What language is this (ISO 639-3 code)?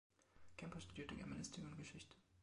deu